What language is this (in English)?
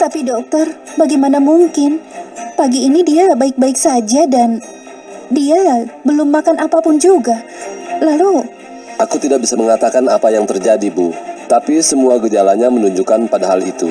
Indonesian